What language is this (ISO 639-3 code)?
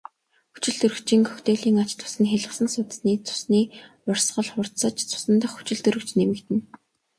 mon